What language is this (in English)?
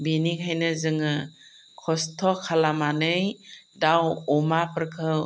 Bodo